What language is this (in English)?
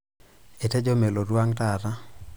Masai